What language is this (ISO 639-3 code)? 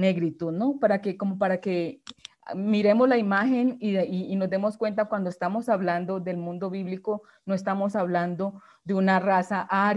spa